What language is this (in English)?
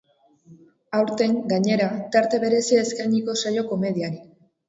Basque